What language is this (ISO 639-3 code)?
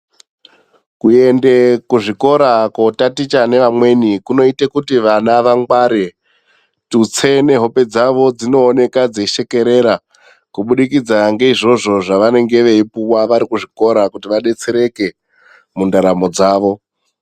ndc